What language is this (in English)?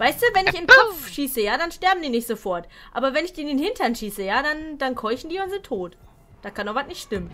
German